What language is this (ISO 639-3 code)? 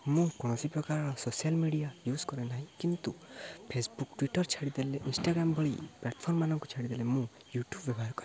ori